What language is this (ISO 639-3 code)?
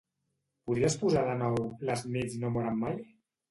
cat